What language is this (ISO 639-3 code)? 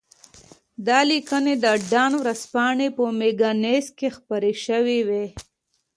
pus